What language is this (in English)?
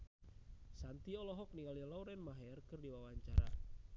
Sundanese